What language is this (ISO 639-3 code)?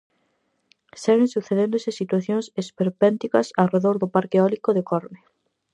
glg